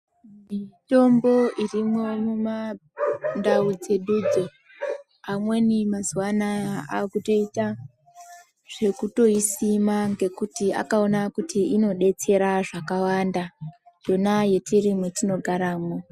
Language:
Ndau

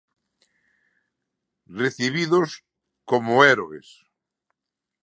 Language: Galician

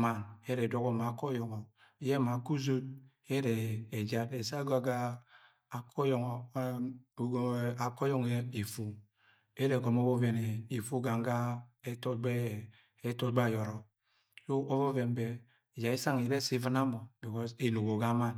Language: Agwagwune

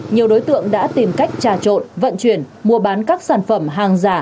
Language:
Vietnamese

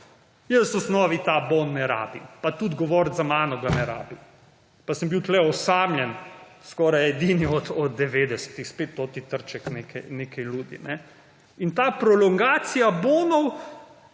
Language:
Slovenian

